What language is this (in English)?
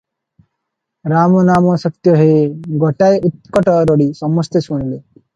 Odia